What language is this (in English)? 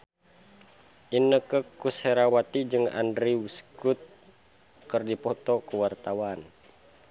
Sundanese